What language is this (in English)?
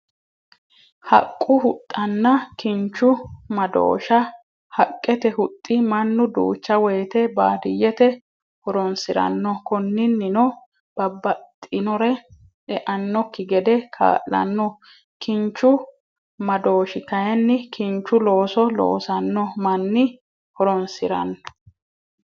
Sidamo